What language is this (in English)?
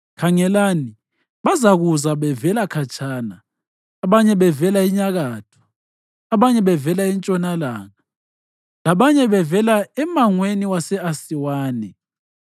North Ndebele